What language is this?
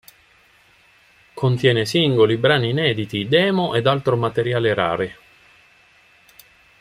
Italian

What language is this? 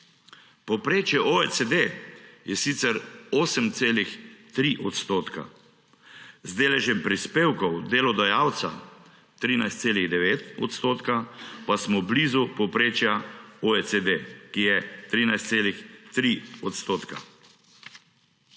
Slovenian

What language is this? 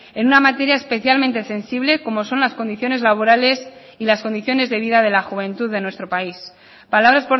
Spanish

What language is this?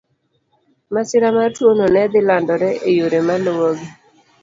Luo (Kenya and Tanzania)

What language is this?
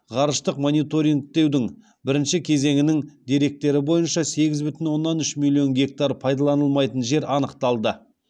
Kazakh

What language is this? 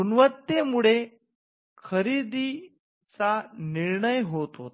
Marathi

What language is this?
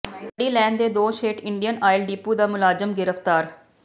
Punjabi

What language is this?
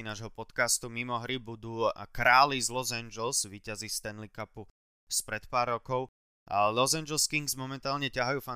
Slovak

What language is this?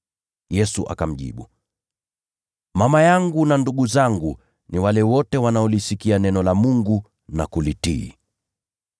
Swahili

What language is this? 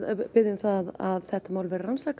Icelandic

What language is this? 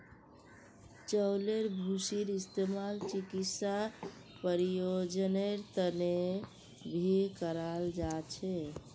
Magahi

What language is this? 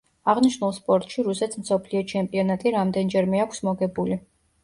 Georgian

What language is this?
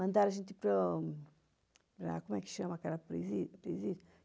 Portuguese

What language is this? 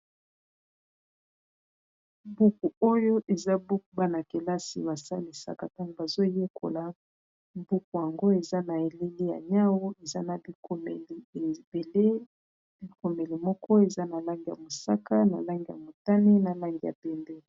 Lingala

